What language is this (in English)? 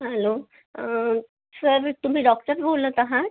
Marathi